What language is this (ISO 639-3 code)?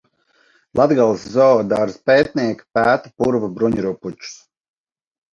lav